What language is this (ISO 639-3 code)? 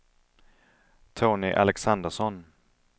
swe